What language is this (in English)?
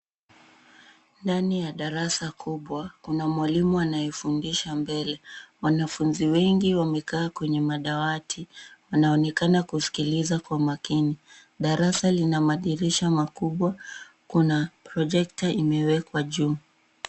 Swahili